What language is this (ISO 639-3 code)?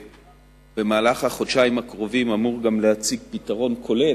heb